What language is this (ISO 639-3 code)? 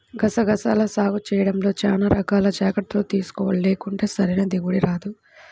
tel